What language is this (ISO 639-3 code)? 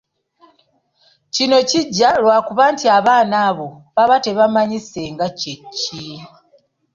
lug